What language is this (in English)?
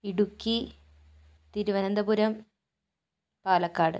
Malayalam